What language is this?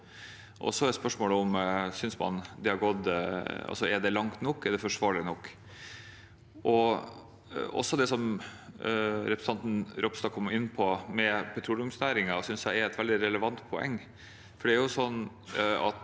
Norwegian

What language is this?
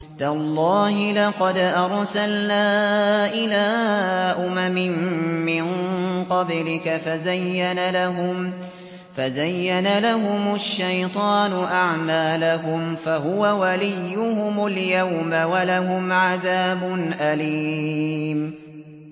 Arabic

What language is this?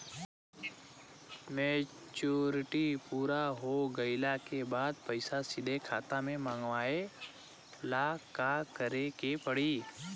Bhojpuri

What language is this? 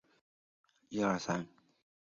Chinese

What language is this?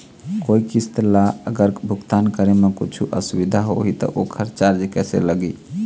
Chhattisgarhi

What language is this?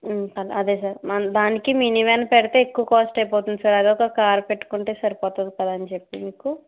Telugu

